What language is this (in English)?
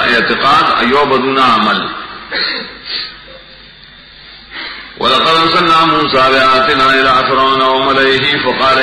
Romanian